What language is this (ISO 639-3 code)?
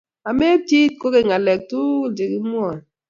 kln